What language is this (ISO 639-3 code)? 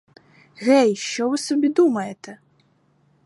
ukr